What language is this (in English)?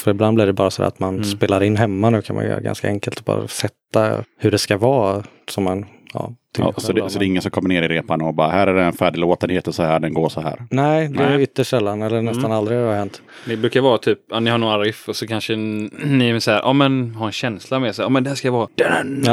Swedish